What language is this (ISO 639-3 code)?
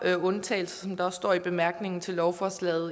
dan